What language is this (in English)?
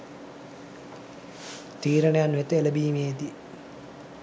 Sinhala